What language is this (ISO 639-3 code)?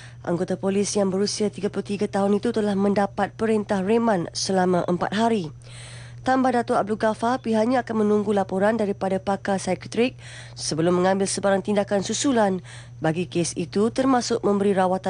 msa